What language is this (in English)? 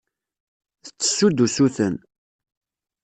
Kabyle